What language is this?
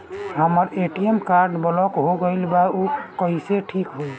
Bhojpuri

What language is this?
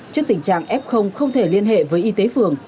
Vietnamese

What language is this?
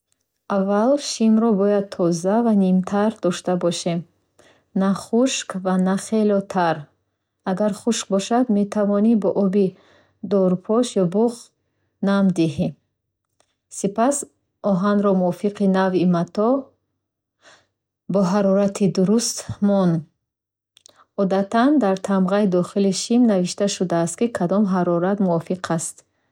Bukharic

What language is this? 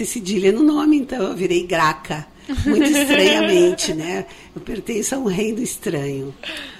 Portuguese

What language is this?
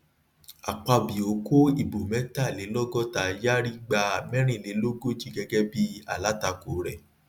Yoruba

